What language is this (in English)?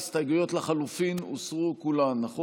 Hebrew